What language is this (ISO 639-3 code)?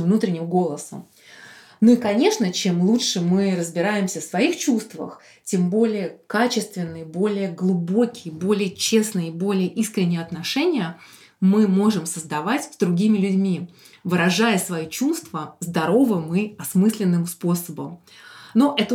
rus